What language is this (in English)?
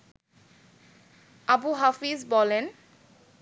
Bangla